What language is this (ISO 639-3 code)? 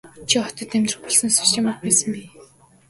mon